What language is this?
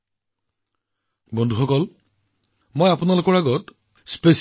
Assamese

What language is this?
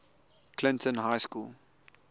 English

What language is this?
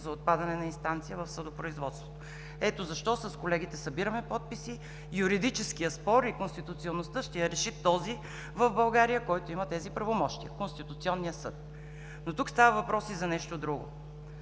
Bulgarian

